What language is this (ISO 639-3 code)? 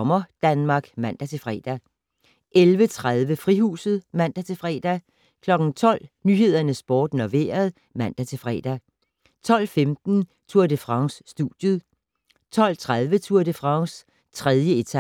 dan